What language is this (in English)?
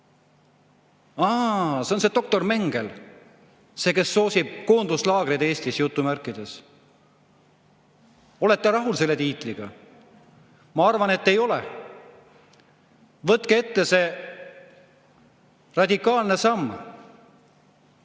Estonian